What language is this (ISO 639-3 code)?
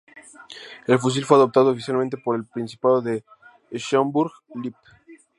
spa